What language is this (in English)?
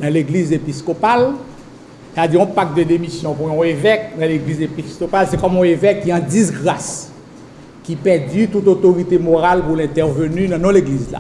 French